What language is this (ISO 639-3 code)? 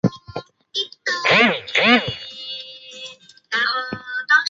zho